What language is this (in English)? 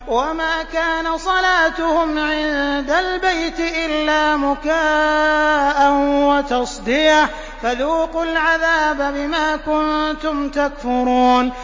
Arabic